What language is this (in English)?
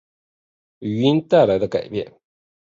Chinese